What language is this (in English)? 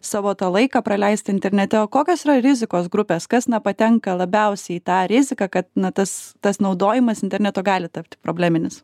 Lithuanian